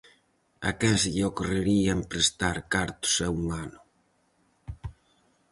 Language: Galician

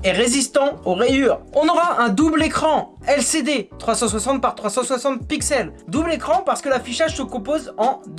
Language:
French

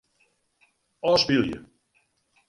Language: Western Frisian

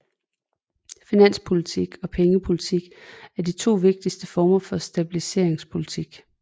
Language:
Danish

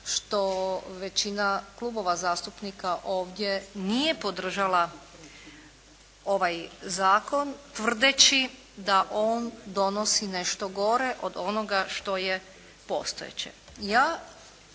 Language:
Croatian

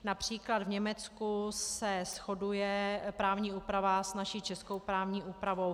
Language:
Czech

